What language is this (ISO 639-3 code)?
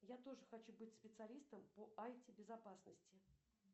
rus